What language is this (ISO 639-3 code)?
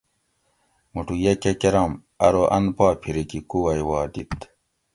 gwc